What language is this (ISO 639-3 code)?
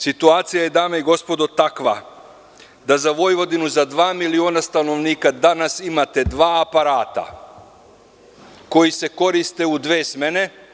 srp